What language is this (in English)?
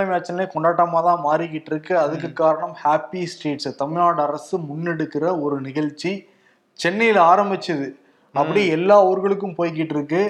Tamil